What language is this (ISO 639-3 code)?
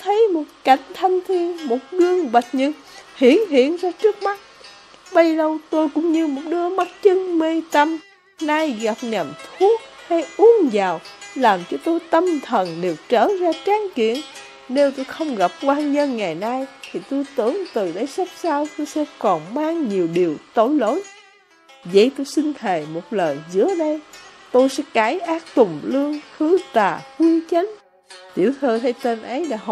vie